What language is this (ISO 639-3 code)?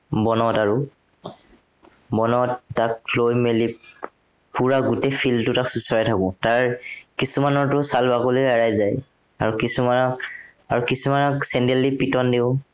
asm